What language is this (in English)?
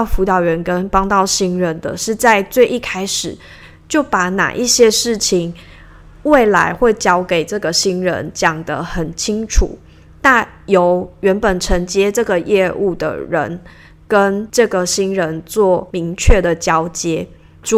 Chinese